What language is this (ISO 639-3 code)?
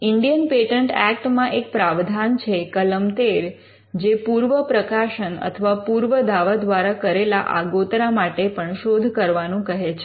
guj